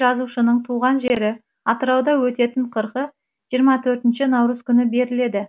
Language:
Kazakh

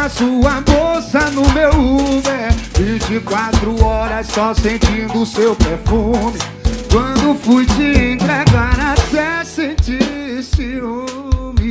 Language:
Portuguese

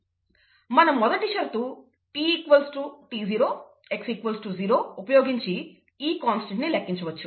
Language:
Telugu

